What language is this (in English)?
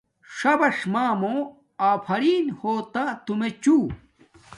Domaaki